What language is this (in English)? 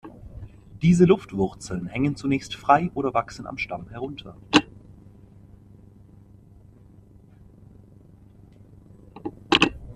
German